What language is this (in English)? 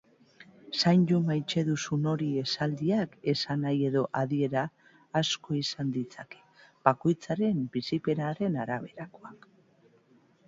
Basque